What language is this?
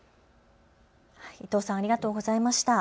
Japanese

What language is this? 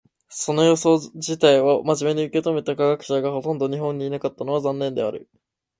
Japanese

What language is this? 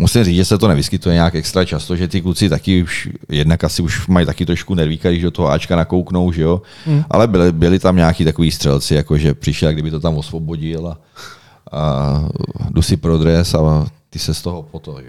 Czech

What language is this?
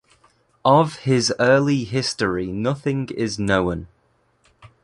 English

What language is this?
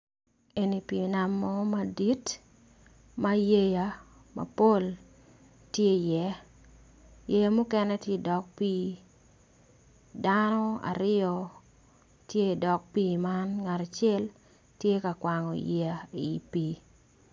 Acoli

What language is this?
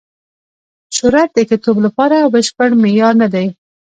Pashto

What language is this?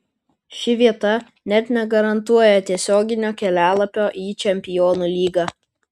Lithuanian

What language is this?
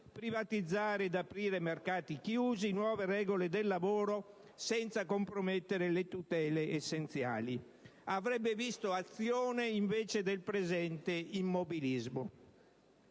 Italian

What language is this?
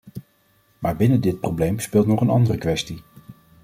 Dutch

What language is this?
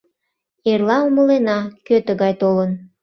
Mari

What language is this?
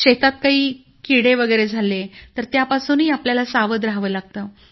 Marathi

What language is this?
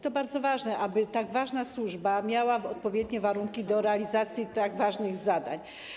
Polish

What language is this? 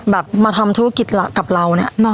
Thai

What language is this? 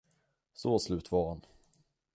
Swedish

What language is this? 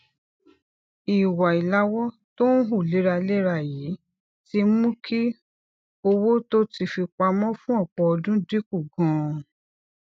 Yoruba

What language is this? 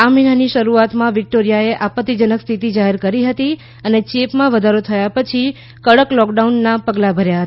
Gujarati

